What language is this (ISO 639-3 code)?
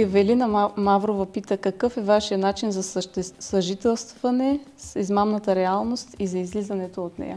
bul